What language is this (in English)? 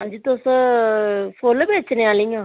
Dogri